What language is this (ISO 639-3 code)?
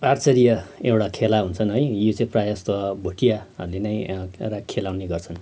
nep